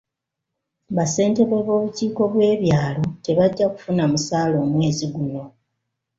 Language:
Ganda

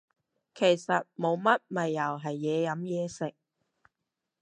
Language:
Cantonese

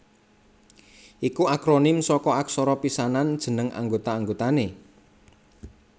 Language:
Javanese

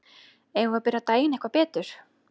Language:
Icelandic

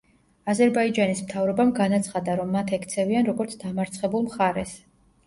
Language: Georgian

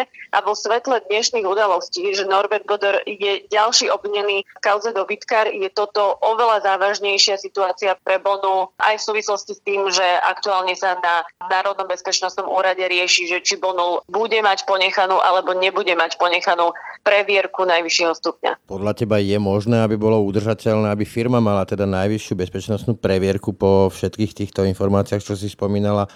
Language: Slovak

